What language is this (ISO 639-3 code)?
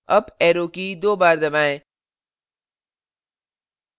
hin